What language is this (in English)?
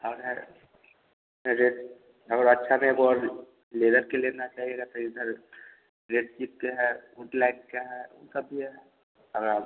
Hindi